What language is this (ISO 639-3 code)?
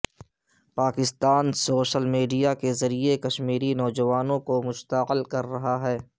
urd